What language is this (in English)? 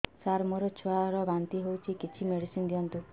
Odia